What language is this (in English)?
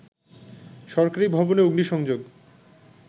Bangla